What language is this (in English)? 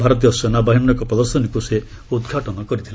Odia